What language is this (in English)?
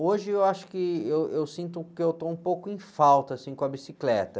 Portuguese